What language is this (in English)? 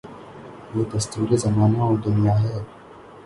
Urdu